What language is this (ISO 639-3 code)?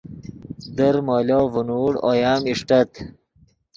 ydg